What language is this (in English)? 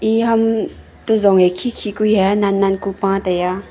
Wancho Naga